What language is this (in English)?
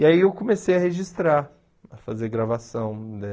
Portuguese